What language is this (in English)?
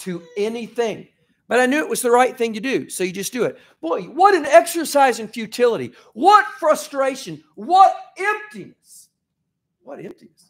English